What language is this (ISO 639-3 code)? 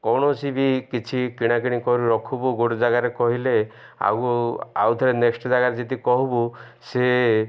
ori